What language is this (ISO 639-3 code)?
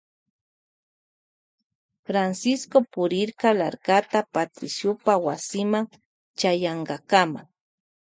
qvj